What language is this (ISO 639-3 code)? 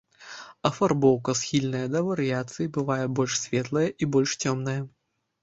bel